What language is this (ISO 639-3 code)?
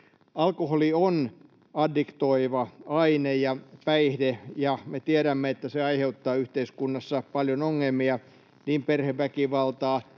fin